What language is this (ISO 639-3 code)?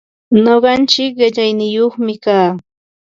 qva